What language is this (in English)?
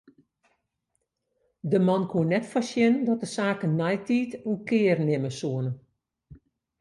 Western Frisian